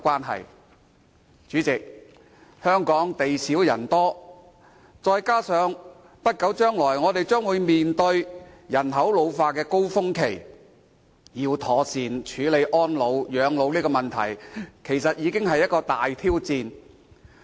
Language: Cantonese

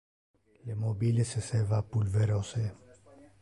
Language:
Interlingua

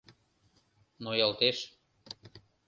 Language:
Mari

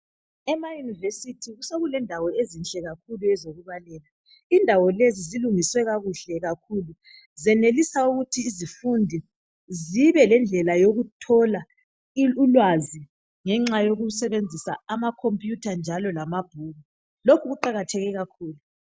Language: North Ndebele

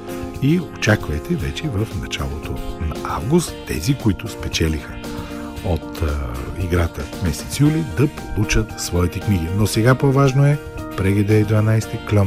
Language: Bulgarian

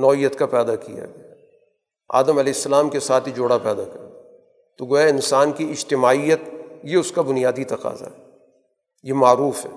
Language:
Urdu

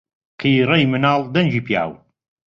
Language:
Central Kurdish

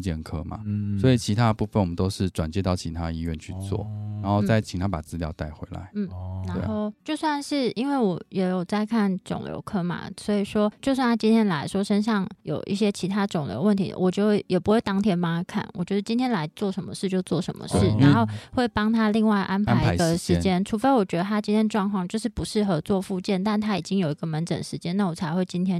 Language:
Chinese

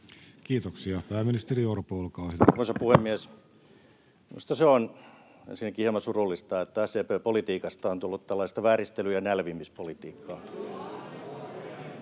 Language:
Finnish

